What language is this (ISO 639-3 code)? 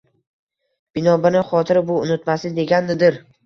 uzb